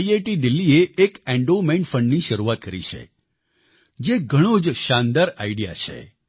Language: Gujarati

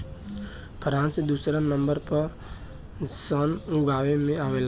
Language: Bhojpuri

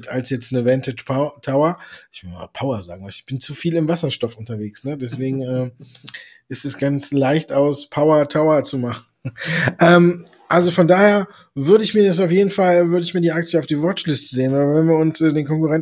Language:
German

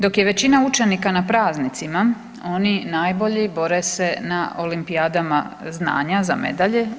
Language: Croatian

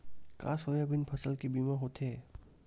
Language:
Chhattisgarhi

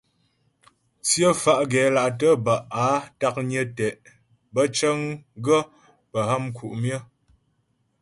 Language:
Ghomala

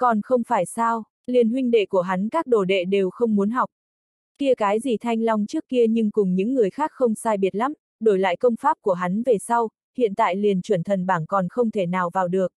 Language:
Vietnamese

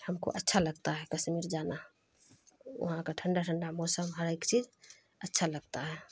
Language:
Urdu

